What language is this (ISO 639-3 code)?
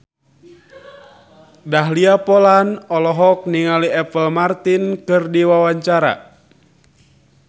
sun